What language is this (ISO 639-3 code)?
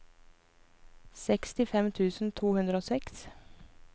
nor